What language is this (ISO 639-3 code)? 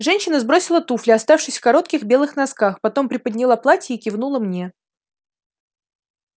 rus